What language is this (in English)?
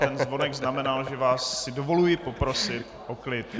Czech